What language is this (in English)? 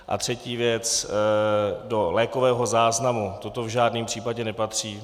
Czech